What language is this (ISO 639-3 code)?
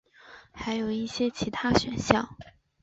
zho